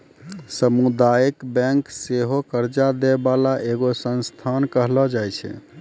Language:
Maithili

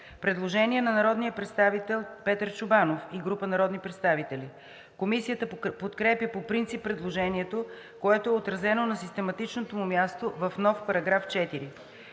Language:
Bulgarian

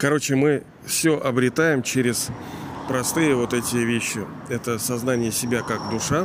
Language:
Russian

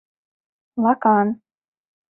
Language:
Mari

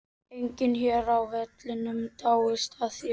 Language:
Icelandic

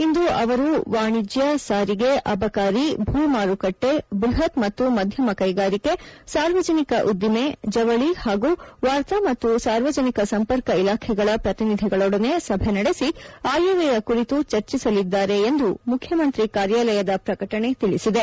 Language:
Kannada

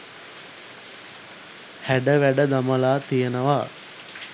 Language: Sinhala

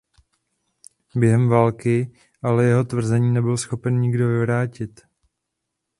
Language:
Czech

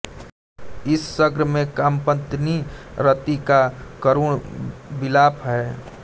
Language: Hindi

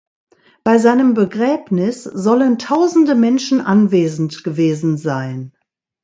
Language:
German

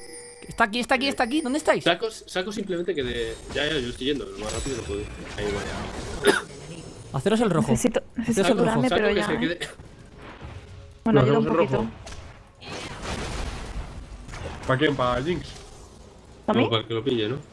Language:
Spanish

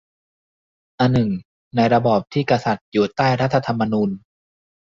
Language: Thai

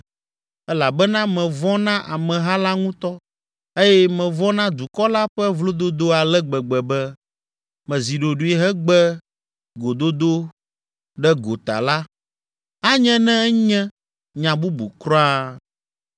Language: Ewe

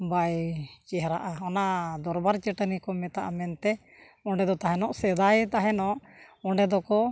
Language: Santali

